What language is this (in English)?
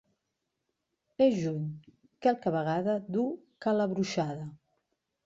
Catalan